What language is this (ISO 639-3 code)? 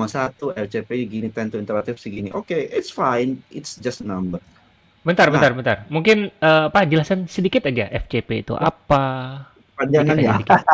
ind